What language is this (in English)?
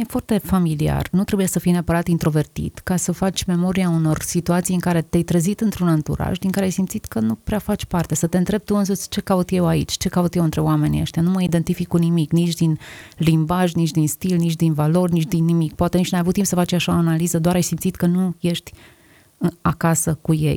Romanian